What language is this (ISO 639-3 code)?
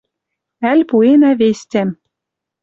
mrj